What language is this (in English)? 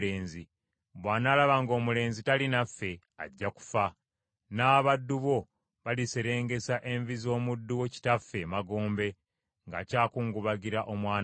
Ganda